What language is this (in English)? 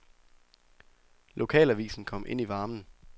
Danish